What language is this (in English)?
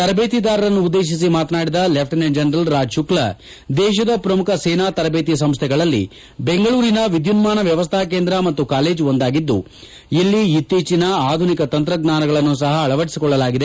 Kannada